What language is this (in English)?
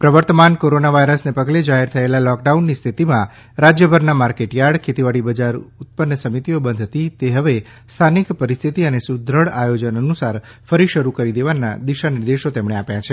Gujarati